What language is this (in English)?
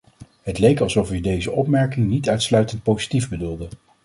Dutch